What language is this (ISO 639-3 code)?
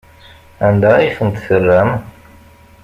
kab